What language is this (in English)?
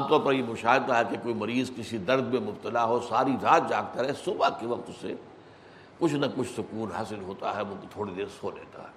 Urdu